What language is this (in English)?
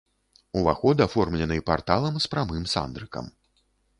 Belarusian